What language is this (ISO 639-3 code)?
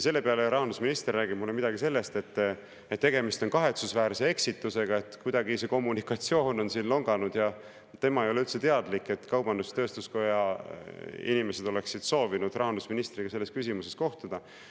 est